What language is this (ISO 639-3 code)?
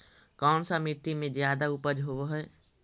mag